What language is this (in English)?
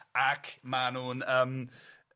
Welsh